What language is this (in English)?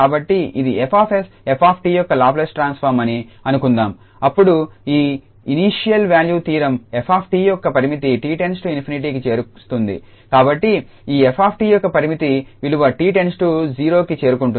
Telugu